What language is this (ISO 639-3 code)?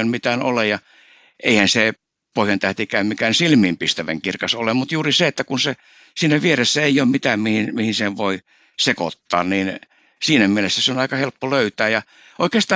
fin